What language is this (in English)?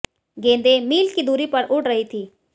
Hindi